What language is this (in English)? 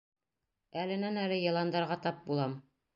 Bashkir